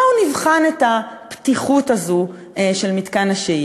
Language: Hebrew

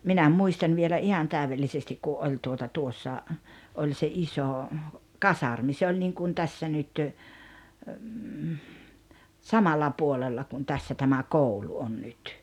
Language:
Finnish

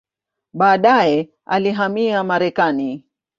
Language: Swahili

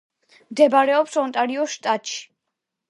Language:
Georgian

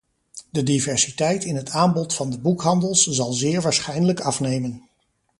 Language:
Dutch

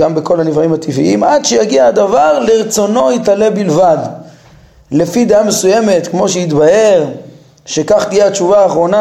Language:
Hebrew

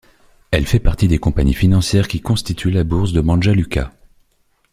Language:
French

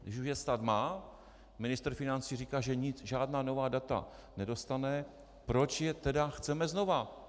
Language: Czech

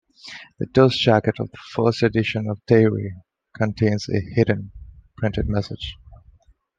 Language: English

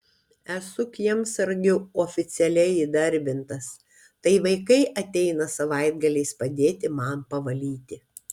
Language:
Lithuanian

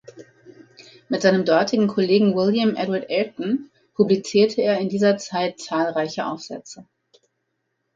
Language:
German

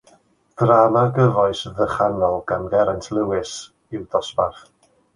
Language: Welsh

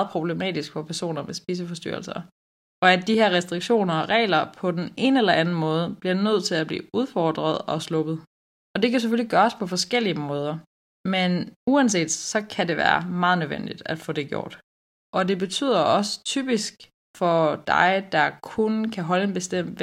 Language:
Danish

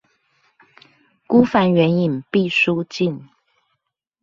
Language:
Chinese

